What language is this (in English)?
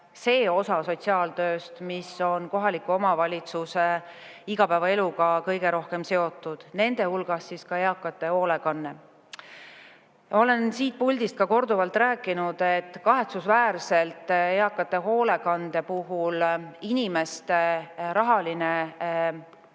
Estonian